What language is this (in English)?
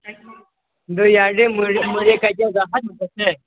Manipuri